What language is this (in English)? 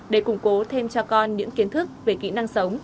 Vietnamese